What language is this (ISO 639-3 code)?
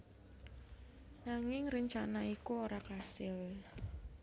jav